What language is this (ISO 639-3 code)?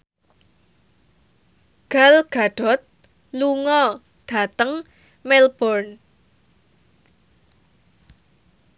jav